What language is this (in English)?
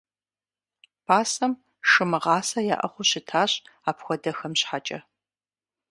Kabardian